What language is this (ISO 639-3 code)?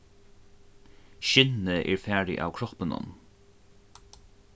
fao